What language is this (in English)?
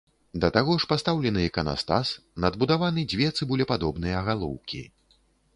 Belarusian